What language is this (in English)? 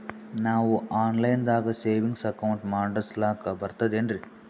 Kannada